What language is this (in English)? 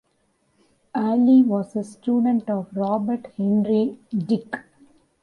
English